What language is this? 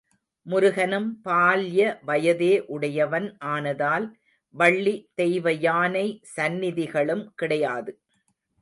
Tamil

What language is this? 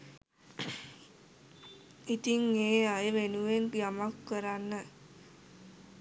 Sinhala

